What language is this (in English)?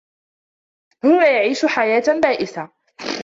Arabic